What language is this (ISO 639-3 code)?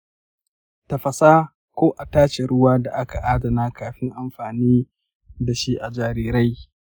hau